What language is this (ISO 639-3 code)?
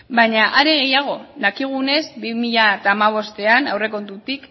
eus